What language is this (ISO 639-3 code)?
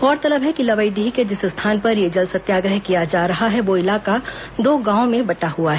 hin